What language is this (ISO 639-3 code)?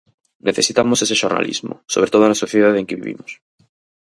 glg